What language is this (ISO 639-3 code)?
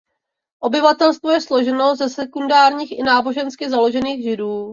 ces